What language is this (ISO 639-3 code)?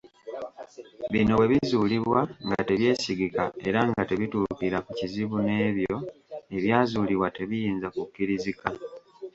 lug